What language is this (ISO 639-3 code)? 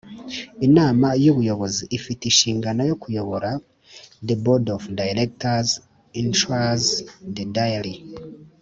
kin